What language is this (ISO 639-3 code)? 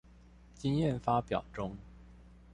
zho